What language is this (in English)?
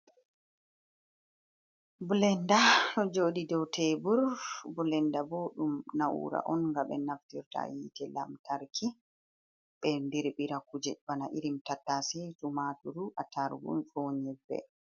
Fula